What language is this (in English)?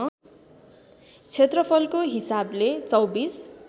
Nepali